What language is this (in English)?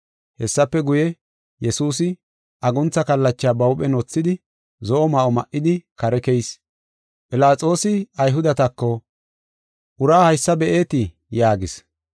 Gofa